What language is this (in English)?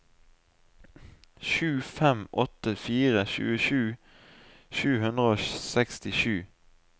Norwegian